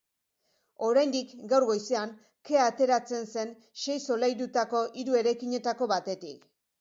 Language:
Basque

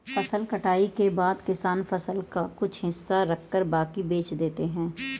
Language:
Hindi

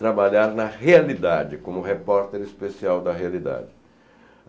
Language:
Portuguese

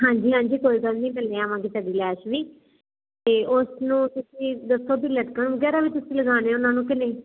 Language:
Punjabi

